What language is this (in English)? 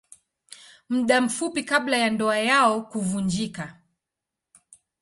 Swahili